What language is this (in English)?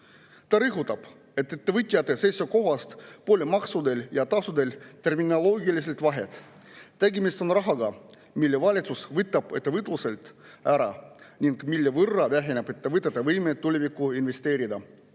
Estonian